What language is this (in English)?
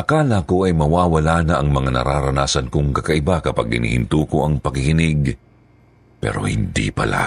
Filipino